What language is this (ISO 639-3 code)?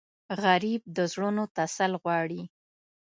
pus